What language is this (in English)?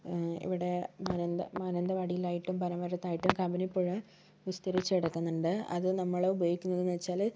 Malayalam